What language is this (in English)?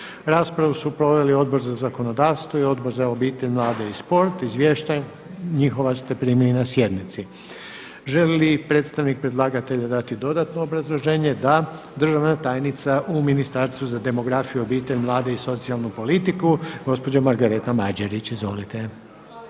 Croatian